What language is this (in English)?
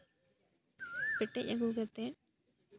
Santali